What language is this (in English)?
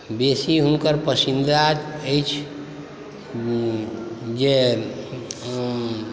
Maithili